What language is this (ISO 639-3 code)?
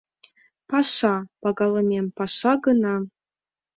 chm